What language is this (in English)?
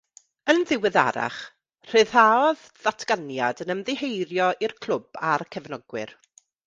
Welsh